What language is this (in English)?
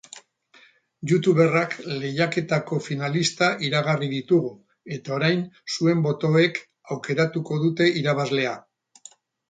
Basque